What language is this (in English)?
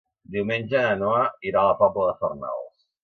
Catalan